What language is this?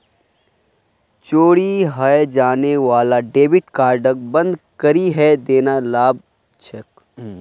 Magahi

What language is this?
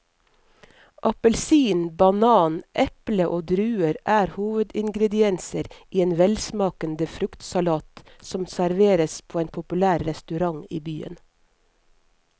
Norwegian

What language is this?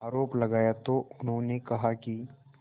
Hindi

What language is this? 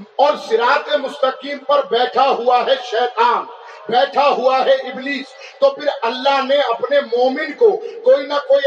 Urdu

